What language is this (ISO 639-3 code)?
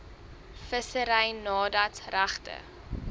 afr